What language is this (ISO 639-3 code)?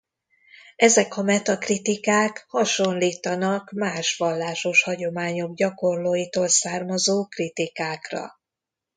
hun